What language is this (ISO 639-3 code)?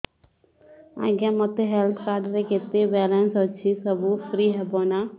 ori